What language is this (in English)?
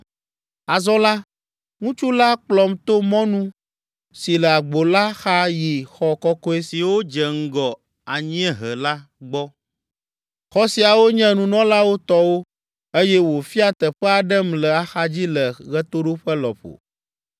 Ewe